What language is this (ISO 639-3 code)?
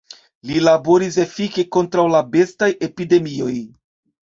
epo